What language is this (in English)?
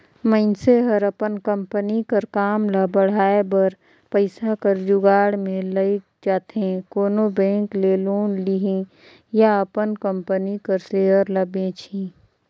Chhattisgarhi